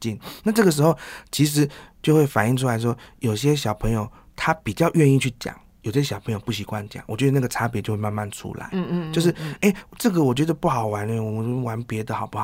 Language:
Chinese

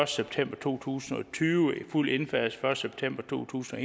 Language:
Danish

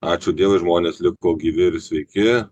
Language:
Lithuanian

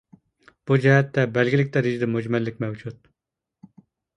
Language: Uyghur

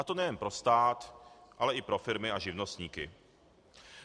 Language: Czech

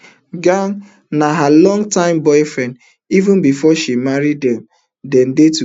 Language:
Nigerian Pidgin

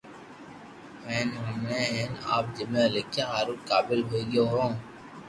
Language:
Loarki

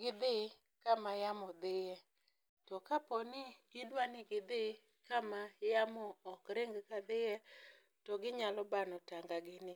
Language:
Luo (Kenya and Tanzania)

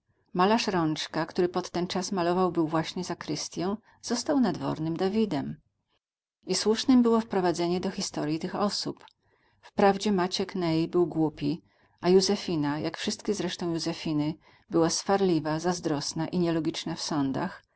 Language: Polish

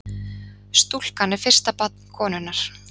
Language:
Icelandic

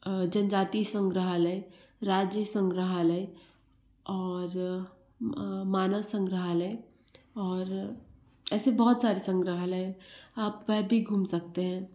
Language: Hindi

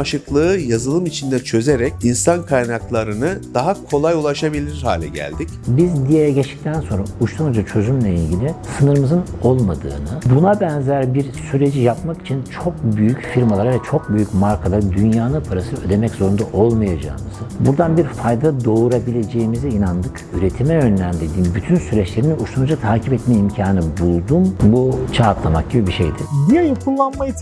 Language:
Turkish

